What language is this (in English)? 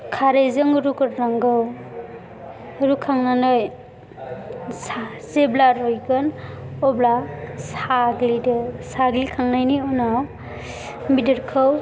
Bodo